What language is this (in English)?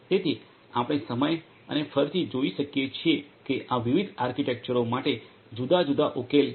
Gujarati